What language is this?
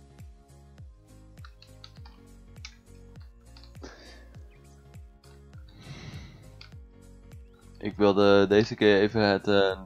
Dutch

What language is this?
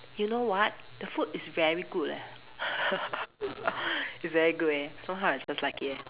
English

